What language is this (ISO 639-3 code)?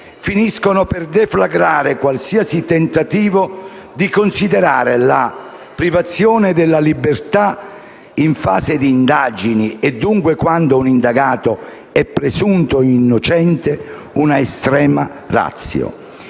ita